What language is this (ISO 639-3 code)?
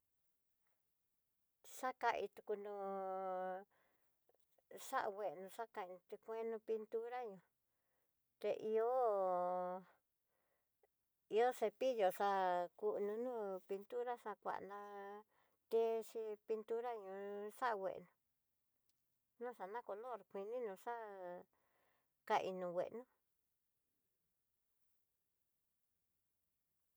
mtx